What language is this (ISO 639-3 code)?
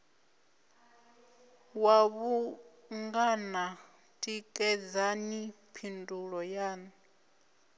ven